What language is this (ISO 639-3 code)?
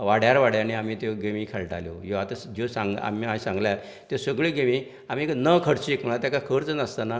kok